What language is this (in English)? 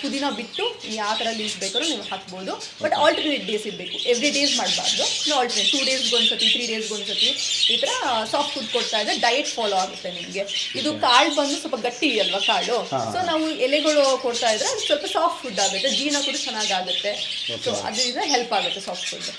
Kannada